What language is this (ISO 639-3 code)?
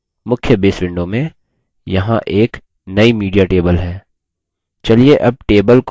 hin